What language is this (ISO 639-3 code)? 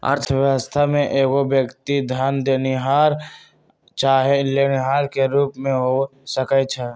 mag